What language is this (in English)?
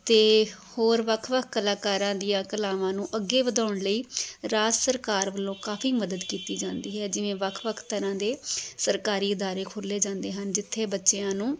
Punjabi